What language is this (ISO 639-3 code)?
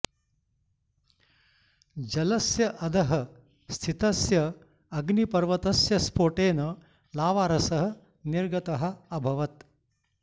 san